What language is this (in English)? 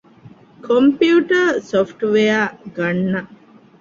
Divehi